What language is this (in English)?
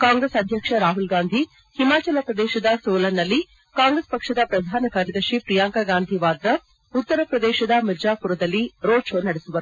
Kannada